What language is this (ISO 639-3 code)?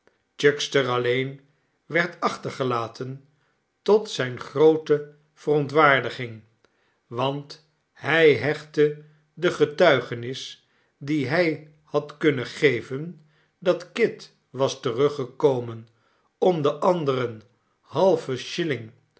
nld